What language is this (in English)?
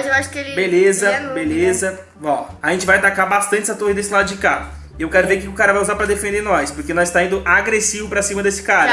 Portuguese